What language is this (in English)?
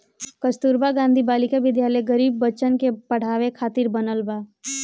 Bhojpuri